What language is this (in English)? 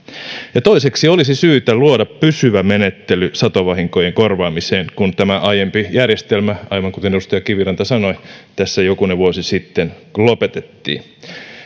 Finnish